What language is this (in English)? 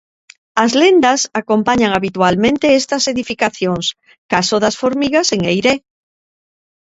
Galician